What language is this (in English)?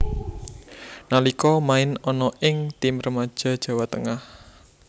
Javanese